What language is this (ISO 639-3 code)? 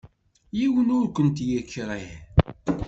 kab